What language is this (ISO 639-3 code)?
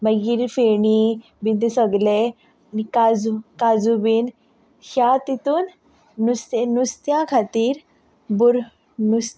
kok